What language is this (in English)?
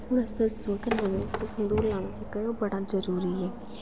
Dogri